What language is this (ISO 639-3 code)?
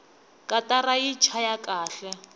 tso